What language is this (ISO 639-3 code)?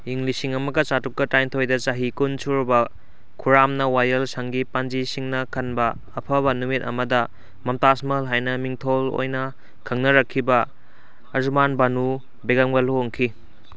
mni